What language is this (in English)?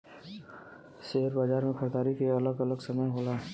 Bhojpuri